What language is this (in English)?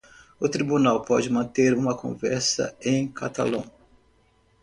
Portuguese